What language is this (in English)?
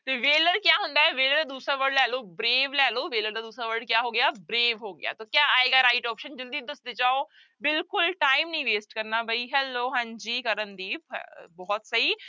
Punjabi